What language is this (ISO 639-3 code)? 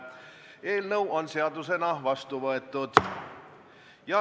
est